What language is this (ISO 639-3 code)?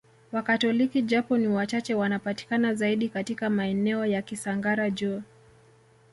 swa